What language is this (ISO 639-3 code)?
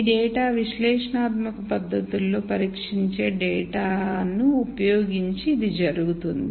tel